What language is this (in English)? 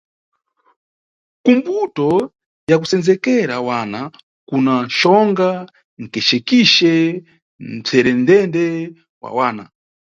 Nyungwe